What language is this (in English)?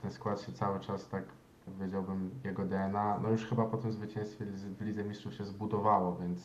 Polish